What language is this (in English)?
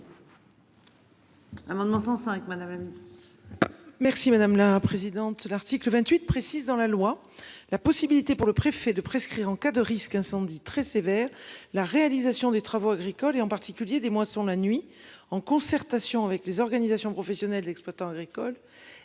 French